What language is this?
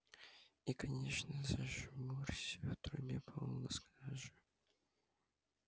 Russian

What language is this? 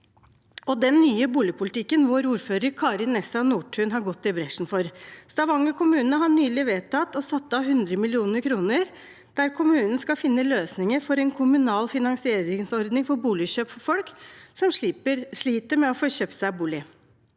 Norwegian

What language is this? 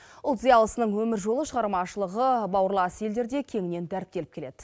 Kazakh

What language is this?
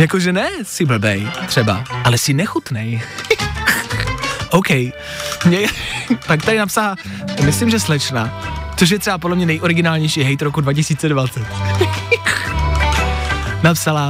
Czech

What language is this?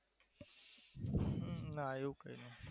Gujarati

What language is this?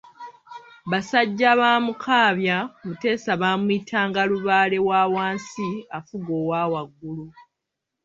Ganda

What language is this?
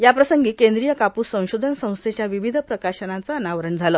Marathi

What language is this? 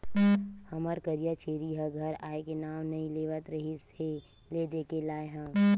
Chhattisgarhi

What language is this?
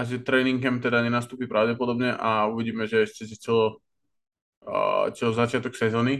Slovak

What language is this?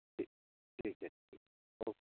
Hindi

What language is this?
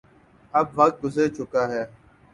Urdu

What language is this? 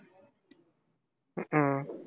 Tamil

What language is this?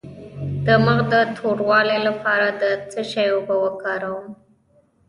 Pashto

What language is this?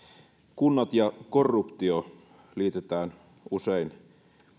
Finnish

